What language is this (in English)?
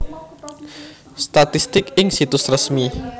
Javanese